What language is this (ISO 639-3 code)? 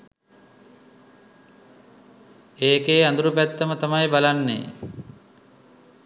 sin